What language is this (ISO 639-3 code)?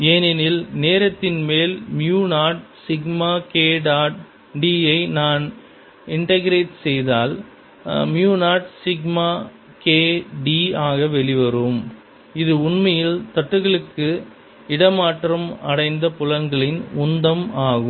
tam